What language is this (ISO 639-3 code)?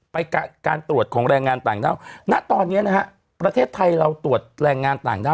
tha